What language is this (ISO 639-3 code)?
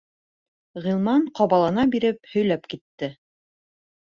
bak